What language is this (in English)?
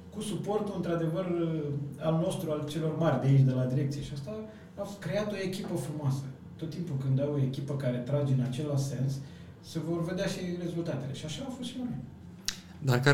Romanian